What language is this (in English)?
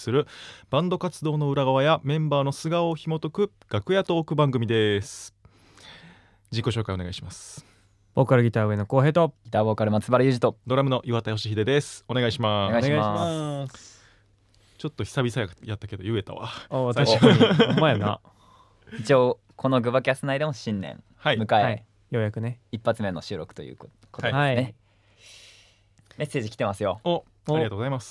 Japanese